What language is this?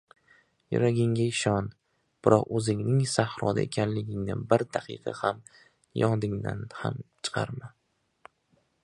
Uzbek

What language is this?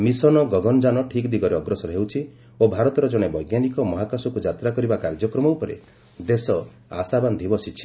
Odia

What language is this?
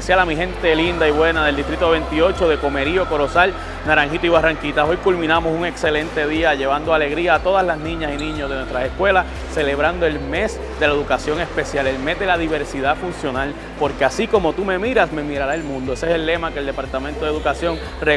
Spanish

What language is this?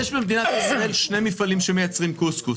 Hebrew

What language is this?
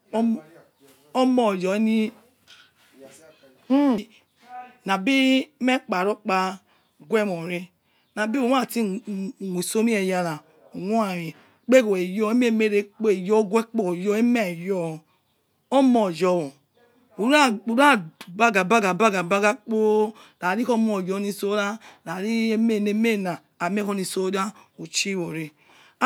Yekhee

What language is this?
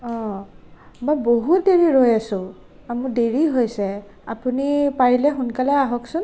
Assamese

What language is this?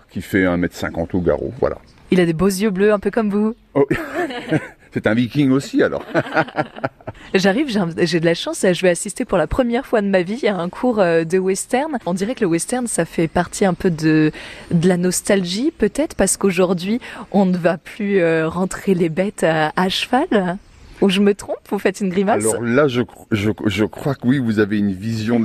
French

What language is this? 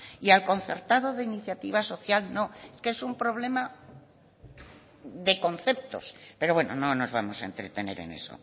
Spanish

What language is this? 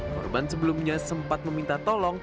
Indonesian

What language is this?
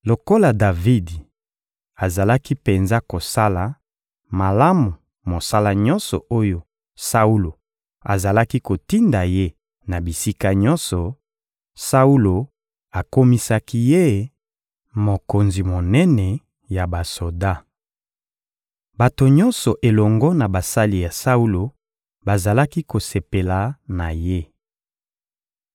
Lingala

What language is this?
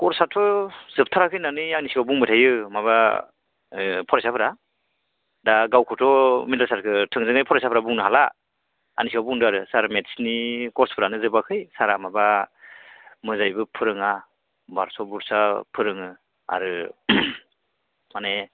Bodo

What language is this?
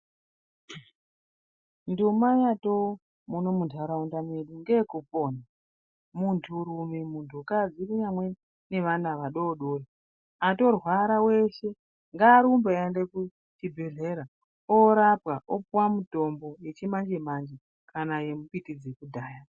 Ndau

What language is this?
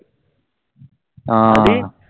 Malayalam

